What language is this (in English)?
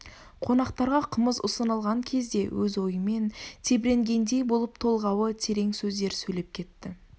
Kazakh